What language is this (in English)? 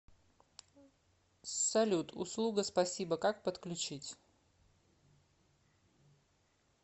Russian